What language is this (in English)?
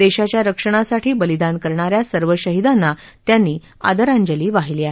Marathi